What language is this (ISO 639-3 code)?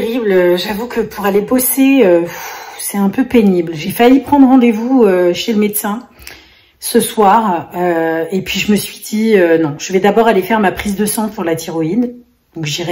fra